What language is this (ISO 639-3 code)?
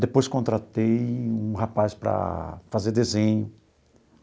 por